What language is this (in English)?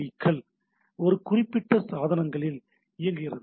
Tamil